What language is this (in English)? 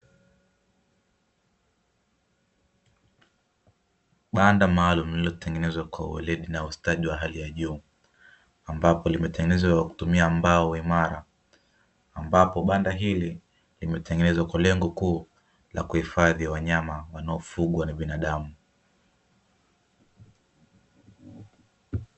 Swahili